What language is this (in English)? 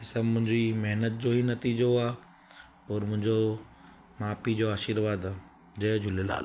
Sindhi